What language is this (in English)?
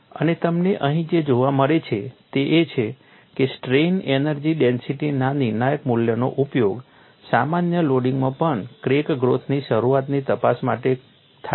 Gujarati